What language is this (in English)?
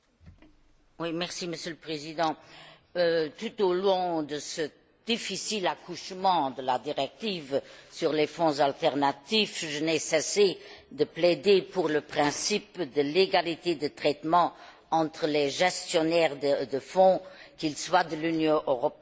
French